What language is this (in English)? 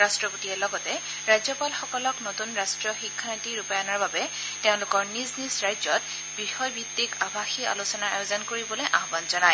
Assamese